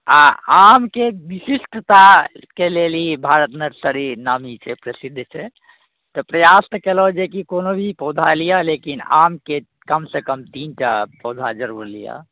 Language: Maithili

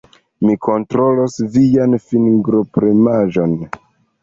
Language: Esperanto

